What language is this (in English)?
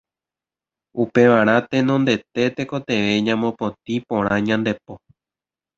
Guarani